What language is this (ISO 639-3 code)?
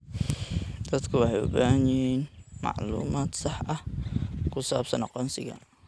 som